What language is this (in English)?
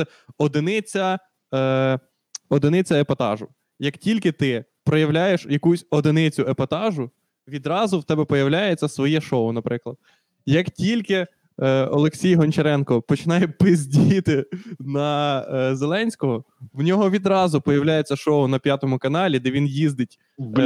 Ukrainian